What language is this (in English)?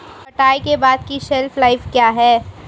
Hindi